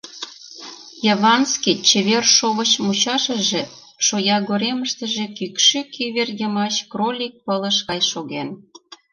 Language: Mari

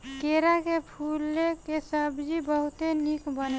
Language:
Bhojpuri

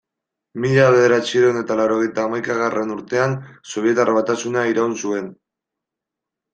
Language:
Basque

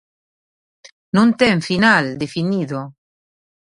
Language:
Galician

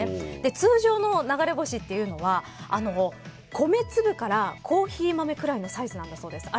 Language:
Japanese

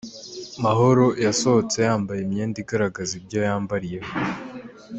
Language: Kinyarwanda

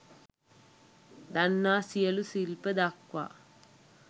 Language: Sinhala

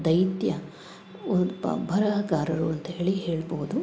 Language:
Kannada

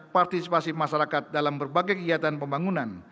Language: Indonesian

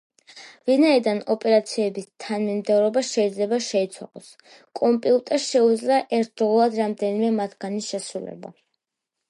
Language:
Georgian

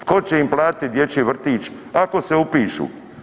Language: Croatian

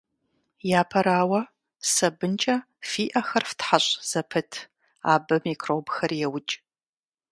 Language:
Kabardian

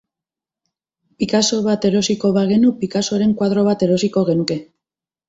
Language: Basque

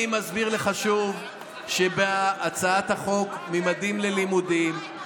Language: Hebrew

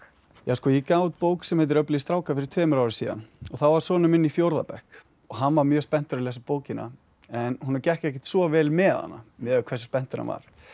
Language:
Icelandic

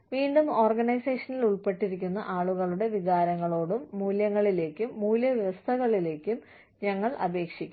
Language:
Malayalam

